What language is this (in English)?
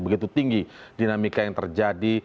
Indonesian